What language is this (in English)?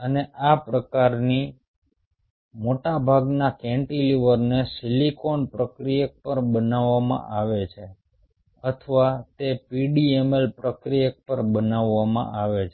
Gujarati